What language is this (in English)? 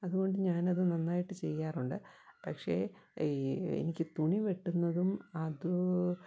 Malayalam